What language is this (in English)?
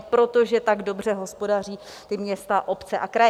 Czech